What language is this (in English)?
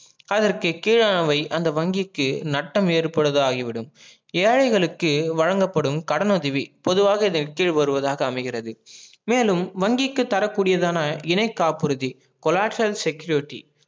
Tamil